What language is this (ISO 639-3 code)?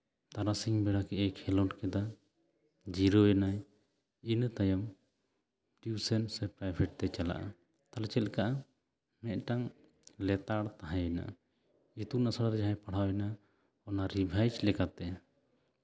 sat